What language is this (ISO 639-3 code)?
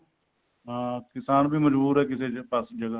pan